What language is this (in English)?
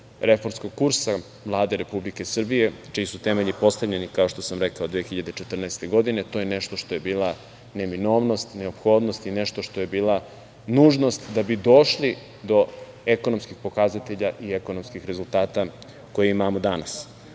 Serbian